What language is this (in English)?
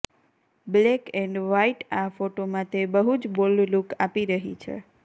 Gujarati